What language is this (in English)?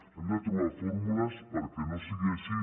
Catalan